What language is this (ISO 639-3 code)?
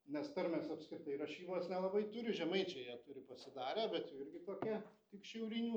lit